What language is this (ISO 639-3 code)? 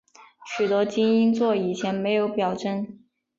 zho